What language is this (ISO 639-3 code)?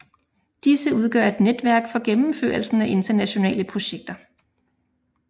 dan